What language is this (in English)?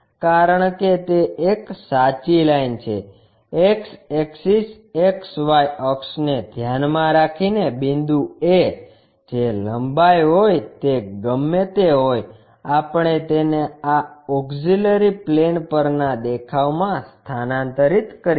Gujarati